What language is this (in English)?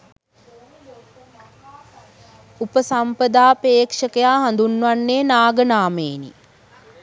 Sinhala